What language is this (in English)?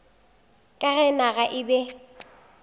Northern Sotho